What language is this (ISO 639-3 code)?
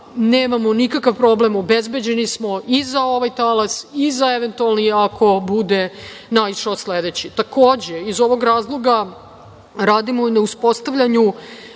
srp